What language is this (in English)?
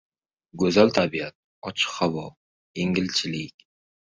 Uzbek